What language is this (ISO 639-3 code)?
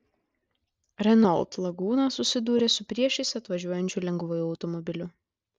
lit